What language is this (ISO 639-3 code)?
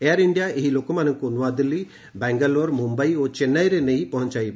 ori